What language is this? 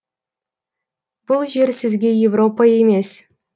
Kazakh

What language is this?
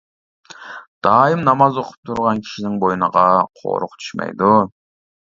Uyghur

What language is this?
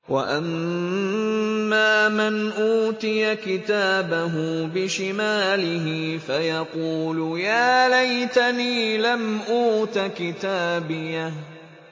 Arabic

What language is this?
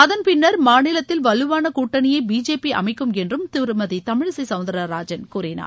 Tamil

